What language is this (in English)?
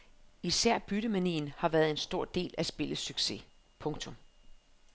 Danish